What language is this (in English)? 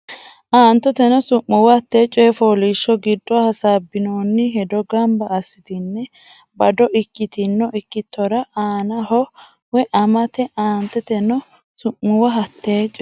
Sidamo